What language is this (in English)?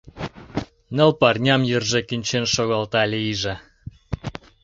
Mari